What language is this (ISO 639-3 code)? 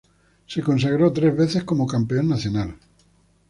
spa